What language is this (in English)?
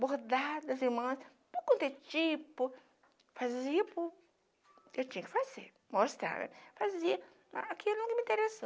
Portuguese